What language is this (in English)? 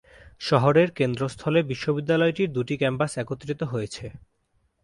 Bangla